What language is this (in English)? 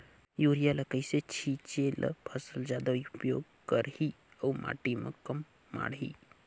Chhattisgarhi